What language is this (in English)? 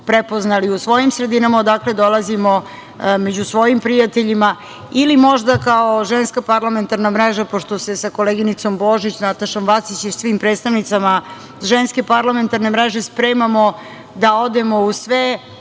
Serbian